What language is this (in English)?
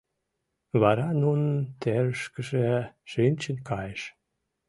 Mari